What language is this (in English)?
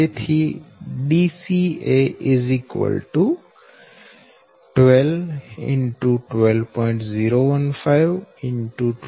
Gujarati